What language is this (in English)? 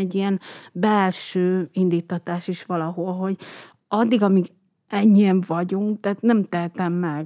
Hungarian